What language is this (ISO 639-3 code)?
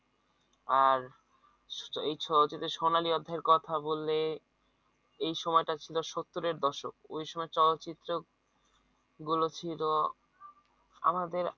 ben